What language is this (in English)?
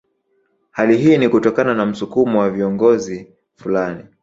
Swahili